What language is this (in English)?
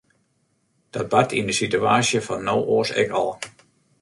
Western Frisian